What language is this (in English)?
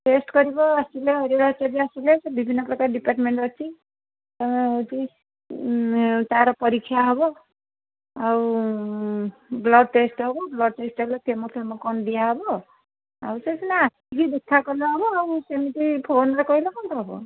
Odia